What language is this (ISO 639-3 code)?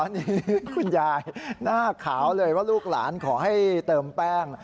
tha